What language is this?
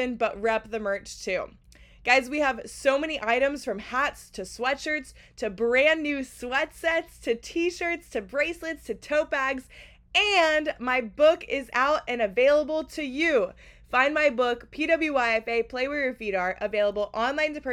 English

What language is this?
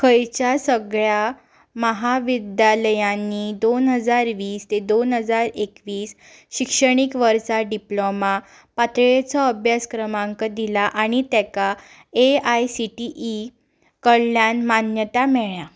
Konkani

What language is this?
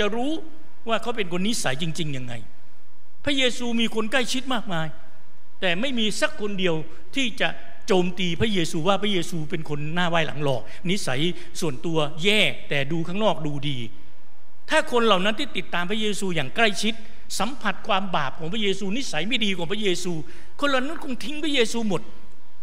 Thai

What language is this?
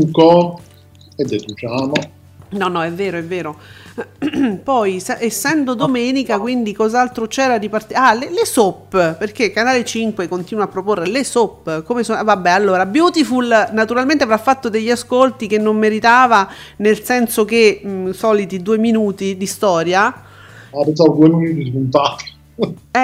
Italian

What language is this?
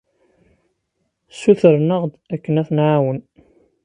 Kabyle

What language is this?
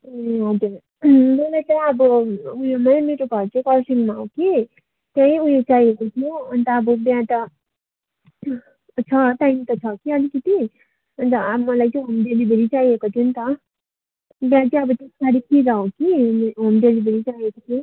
Nepali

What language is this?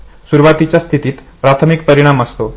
Marathi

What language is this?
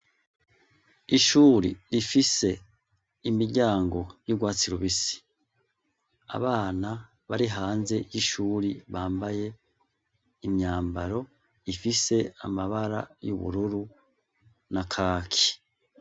Rundi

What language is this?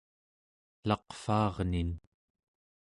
Central Yupik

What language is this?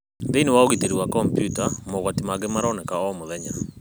Kikuyu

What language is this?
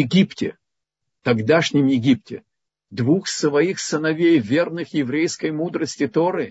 Russian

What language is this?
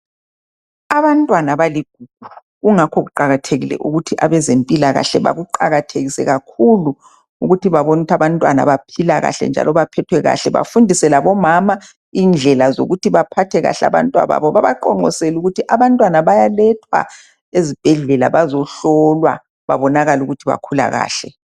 North Ndebele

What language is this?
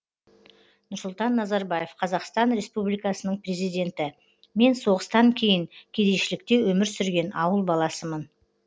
Kazakh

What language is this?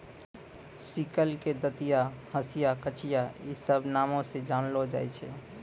Maithili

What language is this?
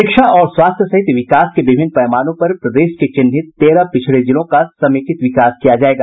Hindi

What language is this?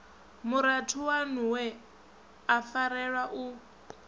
Venda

